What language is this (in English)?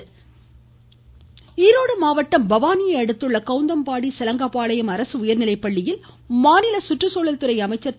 Tamil